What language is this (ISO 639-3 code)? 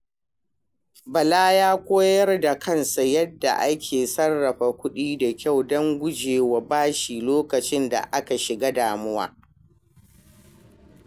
hau